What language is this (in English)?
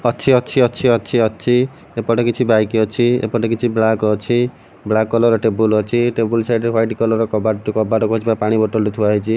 Odia